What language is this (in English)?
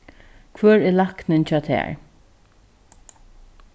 Faroese